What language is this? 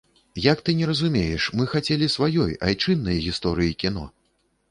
Belarusian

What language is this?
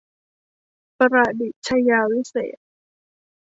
Thai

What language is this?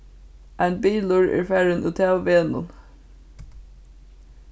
Faroese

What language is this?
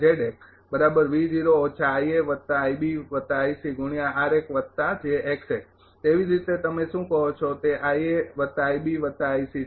Gujarati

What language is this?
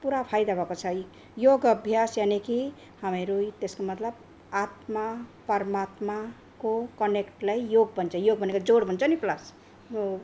Nepali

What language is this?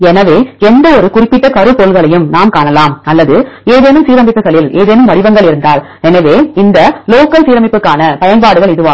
Tamil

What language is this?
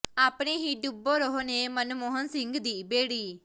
Punjabi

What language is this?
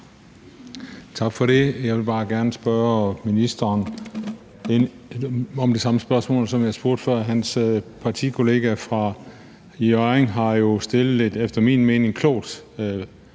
Danish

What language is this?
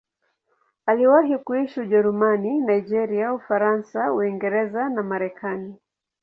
Swahili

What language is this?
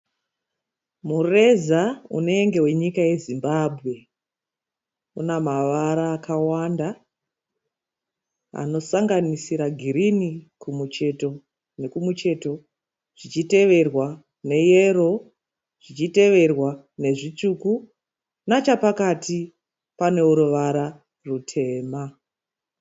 Shona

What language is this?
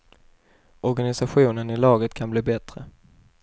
Swedish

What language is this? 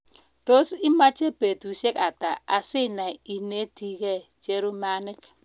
Kalenjin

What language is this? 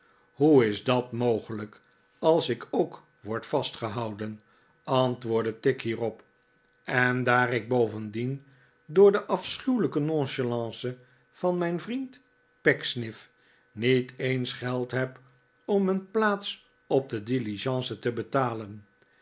Dutch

